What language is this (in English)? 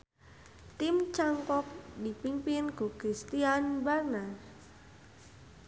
Sundanese